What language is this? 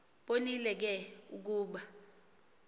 Xhosa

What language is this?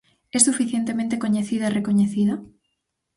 Galician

